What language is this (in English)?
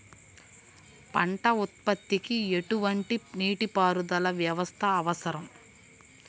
Telugu